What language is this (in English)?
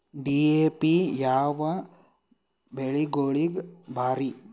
Kannada